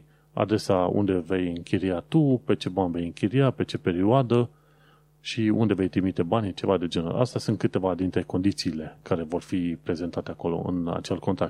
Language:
Romanian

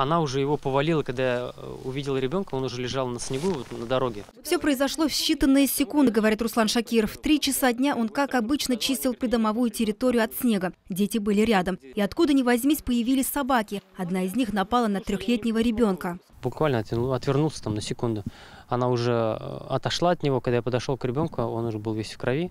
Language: Russian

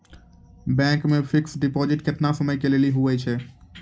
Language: Maithili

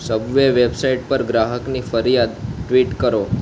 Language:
Gujarati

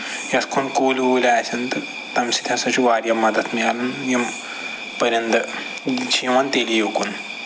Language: Kashmiri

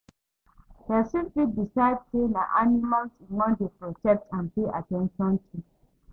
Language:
Nigerian Pidgin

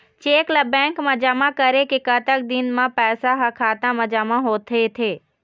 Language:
Chhattisgarhi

